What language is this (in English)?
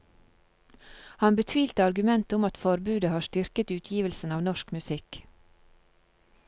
Norwegian